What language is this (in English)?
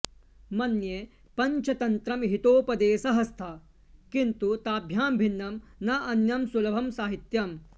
Sanskrit